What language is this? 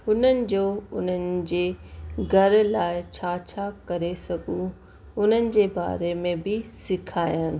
Sindhi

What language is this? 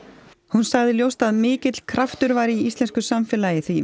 Icelandic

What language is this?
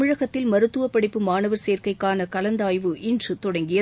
Tamil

